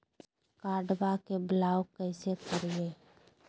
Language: Magahi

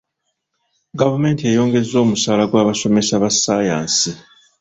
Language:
Ganda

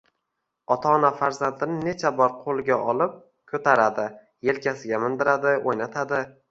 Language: Uzbek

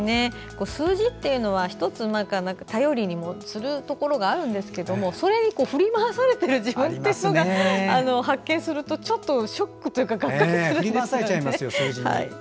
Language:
Japanese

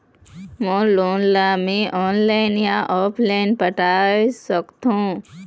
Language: Chhattisgarhi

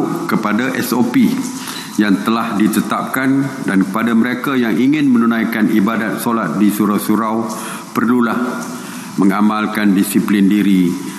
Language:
Malay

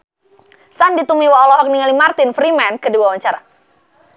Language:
Sundanese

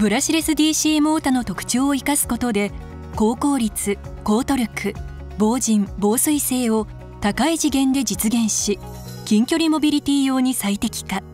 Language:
Japanese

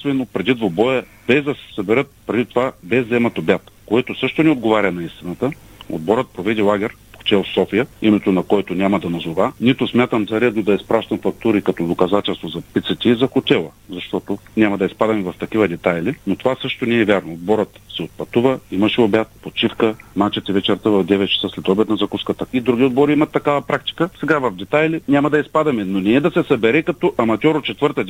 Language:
Bulgarian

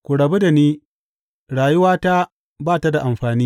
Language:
Hausa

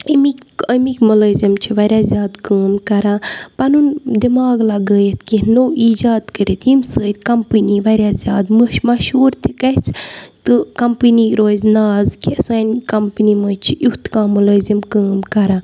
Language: Kashmiri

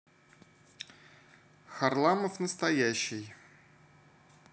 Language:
Russian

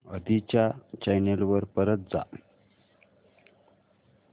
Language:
Marathi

